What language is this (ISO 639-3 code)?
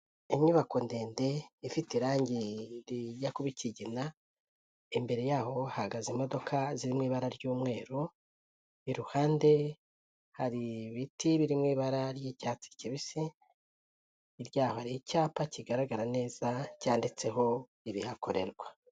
kin